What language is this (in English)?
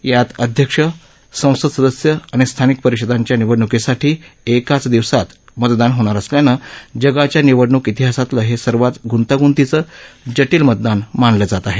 Marathi